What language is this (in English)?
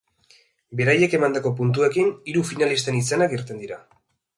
Basque